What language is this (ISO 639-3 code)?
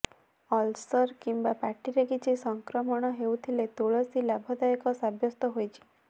ori